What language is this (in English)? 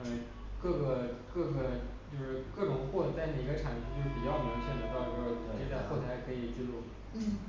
Chinese